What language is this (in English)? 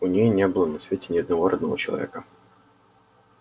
Russian